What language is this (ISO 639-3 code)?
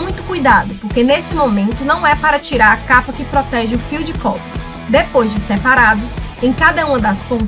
por